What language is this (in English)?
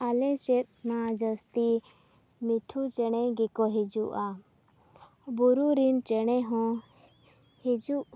Santali